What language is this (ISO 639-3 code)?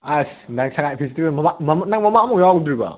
mni